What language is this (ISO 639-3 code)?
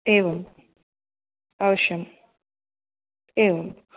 san